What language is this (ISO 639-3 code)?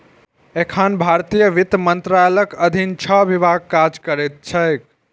mai